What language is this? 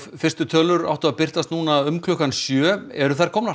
Icelandic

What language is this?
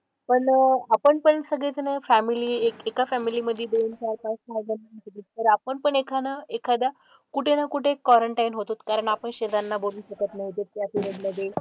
Marathi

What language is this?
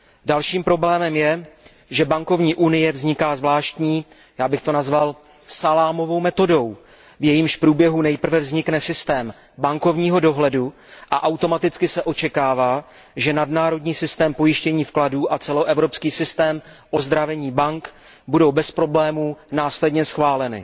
Czech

